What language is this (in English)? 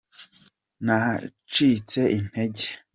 Kinyarwanda